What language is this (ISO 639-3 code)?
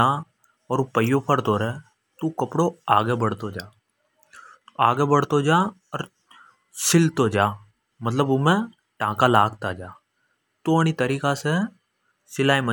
hoj